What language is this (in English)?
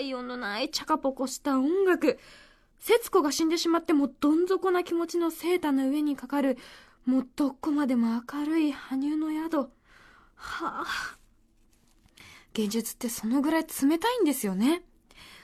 Japanese